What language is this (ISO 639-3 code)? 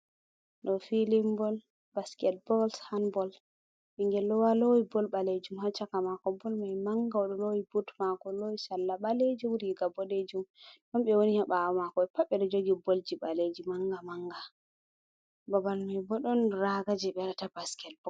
ful